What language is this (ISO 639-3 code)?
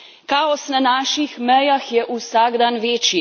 slv